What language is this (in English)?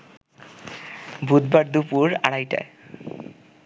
Bangla